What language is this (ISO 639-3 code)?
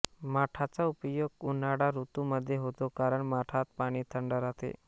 mar